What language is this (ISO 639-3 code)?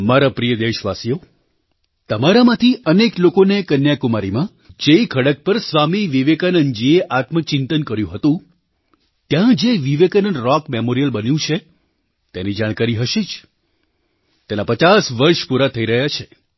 guj